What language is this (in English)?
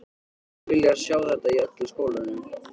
Icelandic